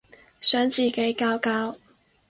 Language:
Cantonese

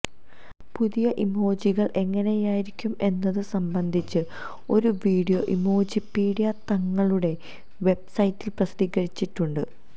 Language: Malayalam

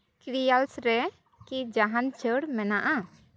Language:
Santali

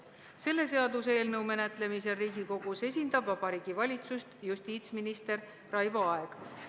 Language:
Estonian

